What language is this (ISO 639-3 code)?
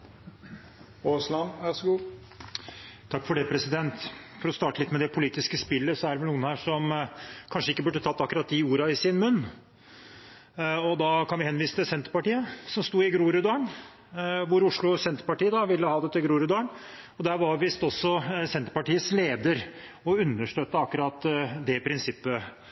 nob